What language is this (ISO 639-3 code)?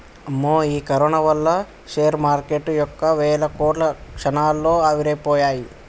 tel